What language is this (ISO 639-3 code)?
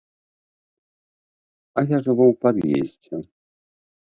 bel